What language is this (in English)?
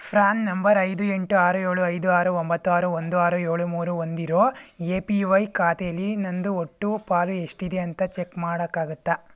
Kannada